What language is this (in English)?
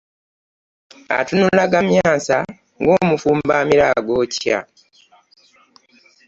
Ganda